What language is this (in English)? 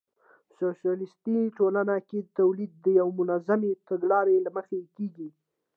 Pashto